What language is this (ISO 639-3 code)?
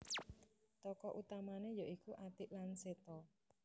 jav